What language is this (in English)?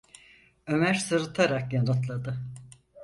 Turkish